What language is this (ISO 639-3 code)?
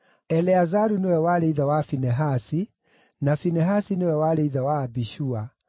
kik